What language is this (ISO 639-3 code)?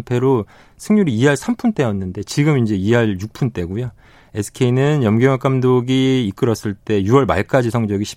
kor